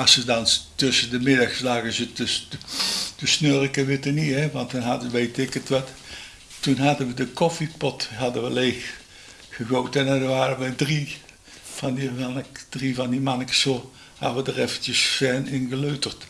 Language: Dutch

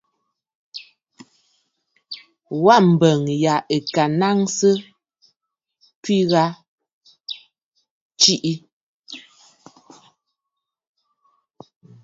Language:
Bafut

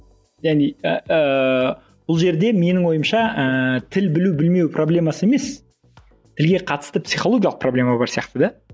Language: Kazakh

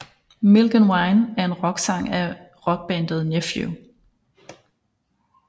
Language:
Danish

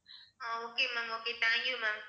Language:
Tamil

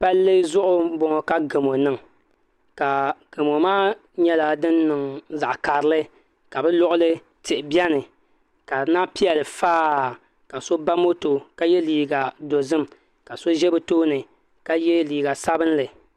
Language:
Dagbani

